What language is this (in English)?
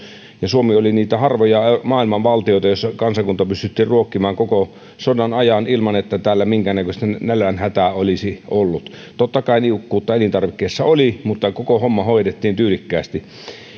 Finnish